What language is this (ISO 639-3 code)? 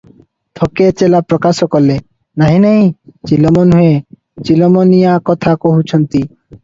ori